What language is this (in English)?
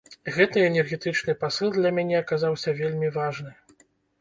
Belarusian